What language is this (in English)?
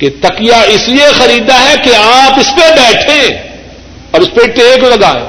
Urdu